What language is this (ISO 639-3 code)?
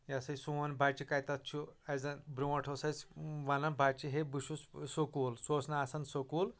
kas